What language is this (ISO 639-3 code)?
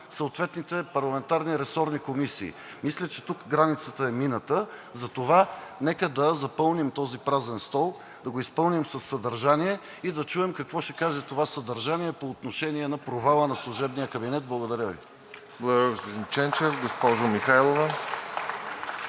bul